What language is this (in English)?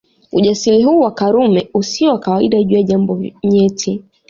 Swahili